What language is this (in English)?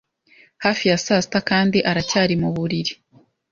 Kinyarwanda